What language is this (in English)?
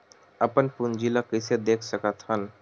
Chhattisgarhi